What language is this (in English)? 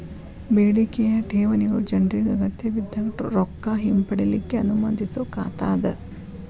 Kannada